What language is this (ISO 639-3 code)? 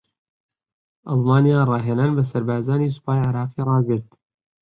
ckb